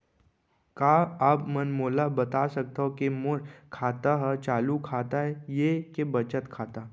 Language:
Chhattisgarhi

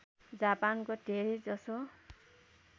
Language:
Nepali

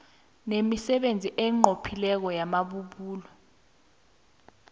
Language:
South Ndebele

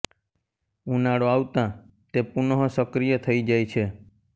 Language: Gujarati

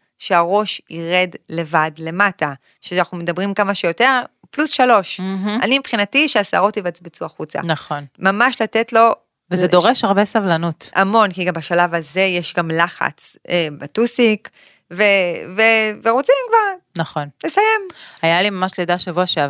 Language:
Hebrew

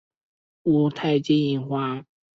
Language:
Chinese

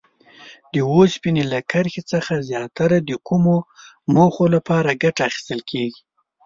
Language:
Pashto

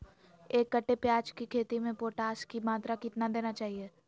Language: Magahi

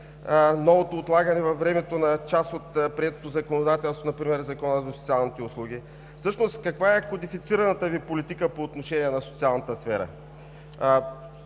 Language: Bulgarian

